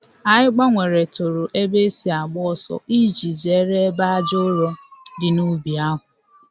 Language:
Igbo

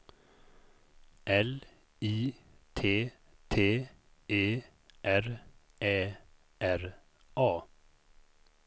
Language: Swedish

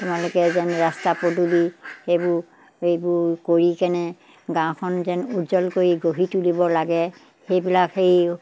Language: Assamese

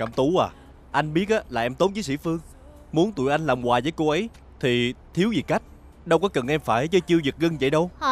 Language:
Vietnamese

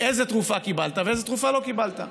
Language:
Hebrew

